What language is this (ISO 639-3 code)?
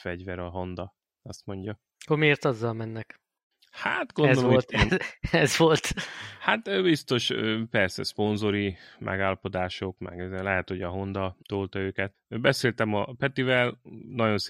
hun